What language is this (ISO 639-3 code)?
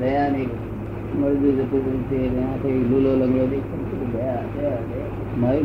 guj